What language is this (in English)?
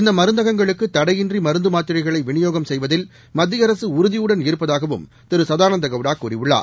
Tamil